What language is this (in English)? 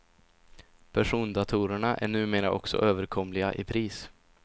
Swedish